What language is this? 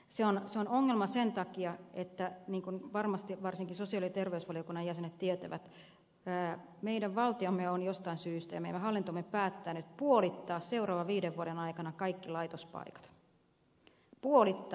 Finnish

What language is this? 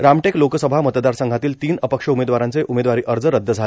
Marathi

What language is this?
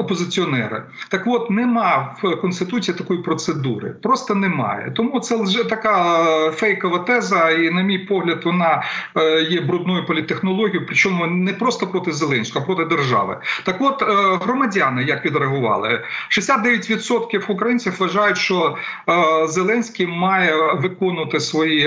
Ukrainian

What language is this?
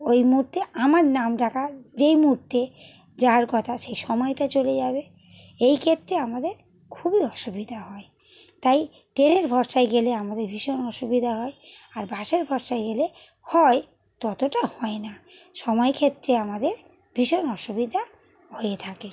Bangla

